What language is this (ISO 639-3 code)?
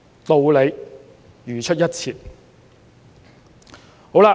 yue